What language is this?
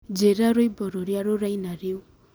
Kikuyu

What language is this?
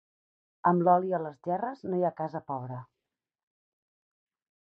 Catalan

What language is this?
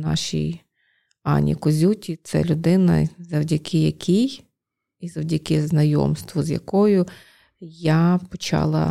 Ukrainian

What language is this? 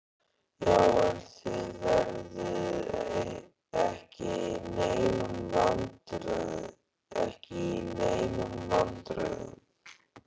Icelandic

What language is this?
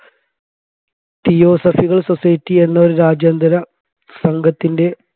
Malayalam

